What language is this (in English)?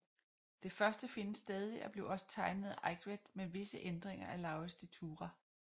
Danish